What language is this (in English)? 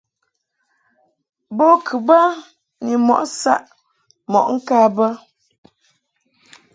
Mungaka